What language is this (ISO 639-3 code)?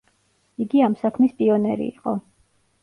kat